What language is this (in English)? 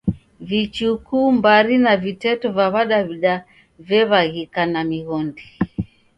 Taita